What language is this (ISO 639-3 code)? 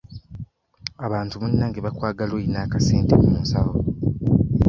lug